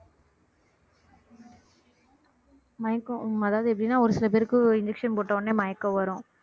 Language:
Tamil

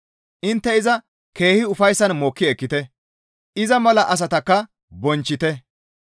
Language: Gamo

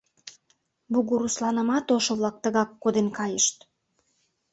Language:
Mari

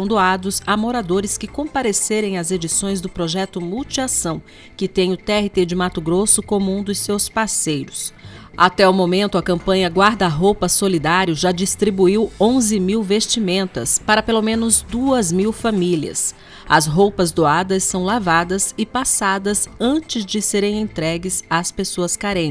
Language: Portuguese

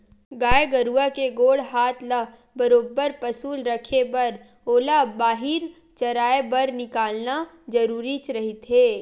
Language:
Chhattisgarhi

